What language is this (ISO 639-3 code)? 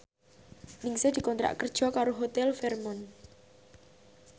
jav